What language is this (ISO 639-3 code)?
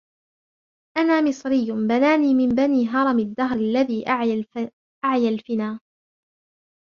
ara